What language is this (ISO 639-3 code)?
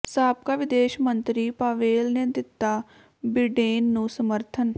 pan